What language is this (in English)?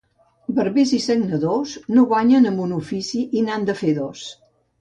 Catalan